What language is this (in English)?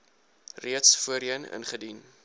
Afrikaans